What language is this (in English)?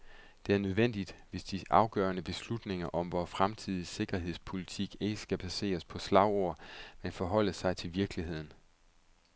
Danish